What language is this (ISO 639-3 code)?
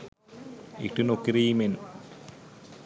sin